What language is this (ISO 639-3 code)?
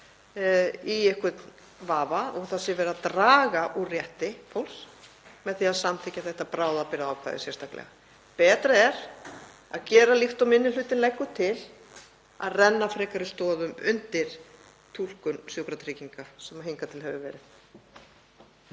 isl